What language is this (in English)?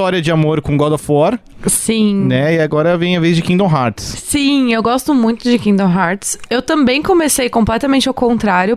Portuguese